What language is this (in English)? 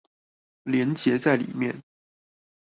Chinese